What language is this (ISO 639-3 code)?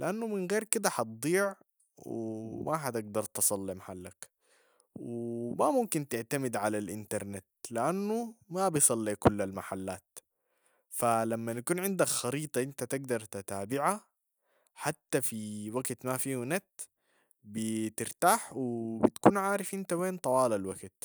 apd